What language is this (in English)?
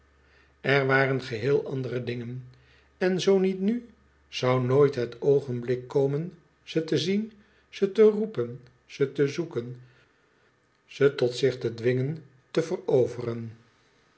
Dutch